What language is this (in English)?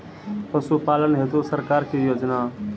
Maithili